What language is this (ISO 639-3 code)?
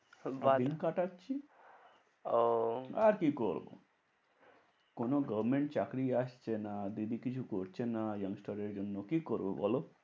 ben